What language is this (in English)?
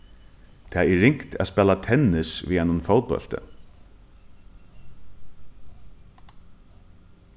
Faroese